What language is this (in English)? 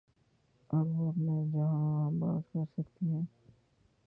Urdu